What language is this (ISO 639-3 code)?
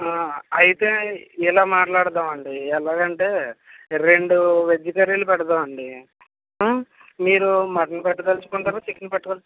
tel